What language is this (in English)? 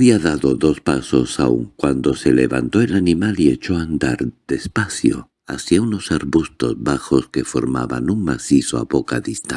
Spanish